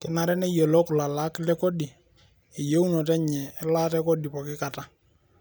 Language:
Masai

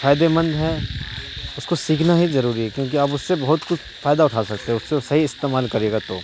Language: Urdu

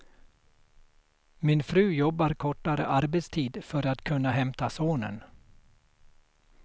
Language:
Swedish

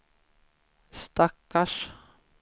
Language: Swedish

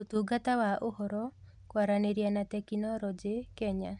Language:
Kikuyu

